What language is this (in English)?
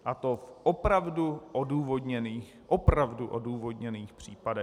Czech